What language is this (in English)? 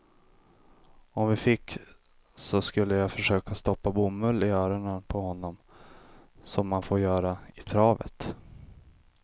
Swedish